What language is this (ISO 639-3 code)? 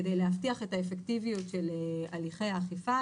heb